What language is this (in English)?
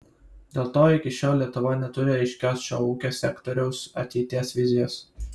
Lithuanian